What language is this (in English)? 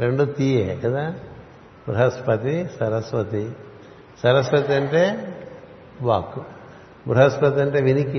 Telugu